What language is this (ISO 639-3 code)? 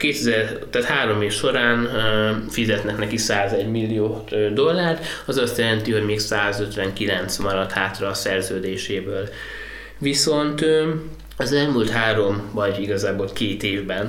hun